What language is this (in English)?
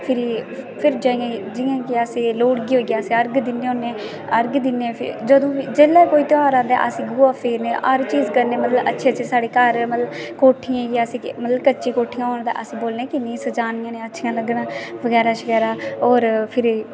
Dogri